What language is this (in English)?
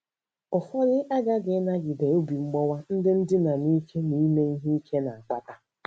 Igbo